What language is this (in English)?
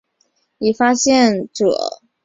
Chinese